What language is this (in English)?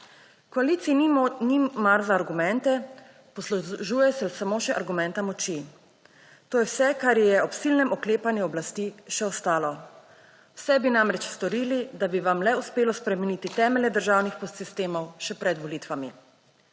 Slovenian